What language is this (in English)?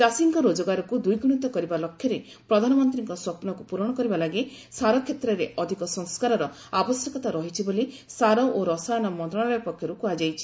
Odia